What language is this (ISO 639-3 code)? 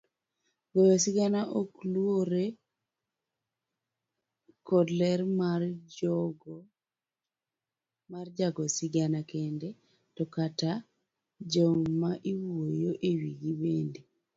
luo